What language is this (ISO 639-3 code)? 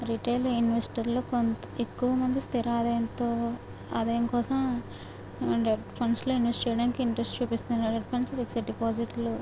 tel